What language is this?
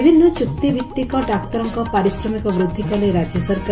Odia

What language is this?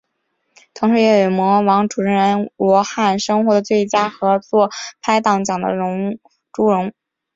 Chinese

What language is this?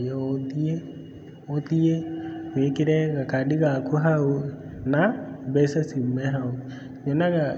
Kikuyu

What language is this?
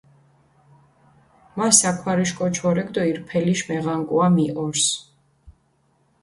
Mingrelian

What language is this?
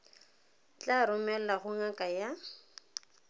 Tswana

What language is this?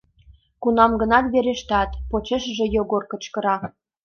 Mari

